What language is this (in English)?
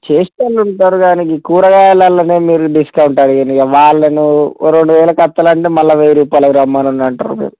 Telugu